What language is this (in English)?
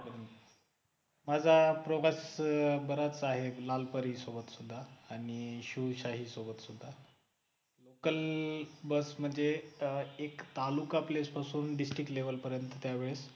Marathi